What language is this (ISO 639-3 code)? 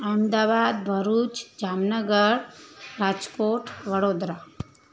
snd